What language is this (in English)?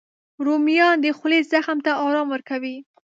Pashto